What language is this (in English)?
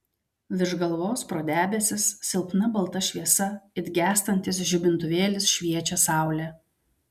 Lithuanian